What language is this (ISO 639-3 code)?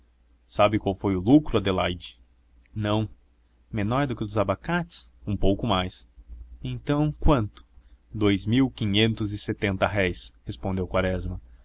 por